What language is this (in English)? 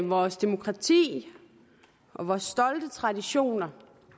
Danish